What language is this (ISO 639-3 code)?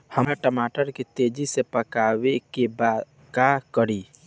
bho